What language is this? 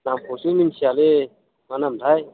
Bodo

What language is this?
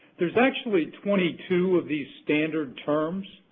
English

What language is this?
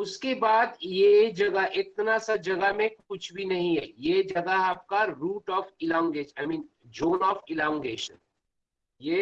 Hindi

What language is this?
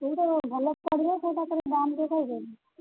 Odia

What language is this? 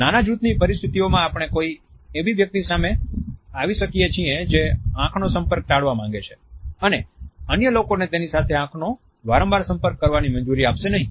Gujarati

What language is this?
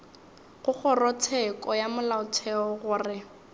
Northern Sotho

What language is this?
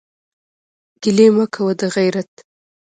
Pashto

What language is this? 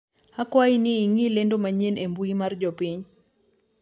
Luo (Kenya and Tanzania)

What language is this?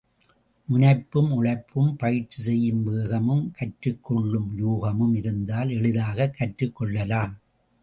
Tamil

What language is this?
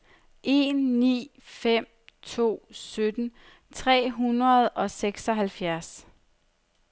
Danish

